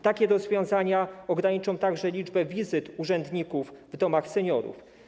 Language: Polish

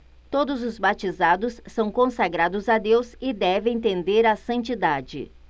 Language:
Portuguese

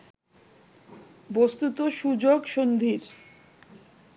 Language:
Bangla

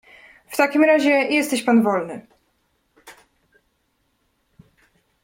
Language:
Polish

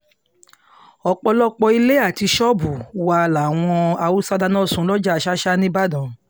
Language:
Yoruba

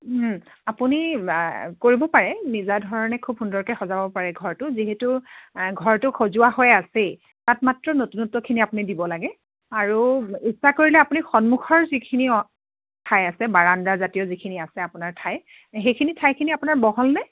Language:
Assamese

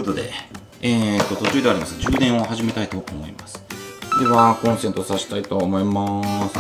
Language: Japanese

